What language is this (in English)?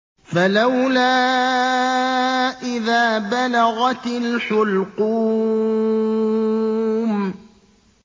Arabic